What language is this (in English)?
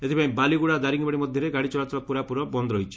Odia